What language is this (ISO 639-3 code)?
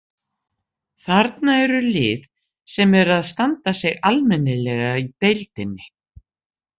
isl